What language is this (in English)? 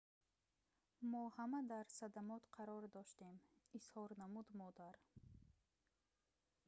Tajik